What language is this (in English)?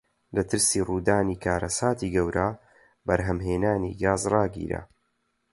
Central Kurdish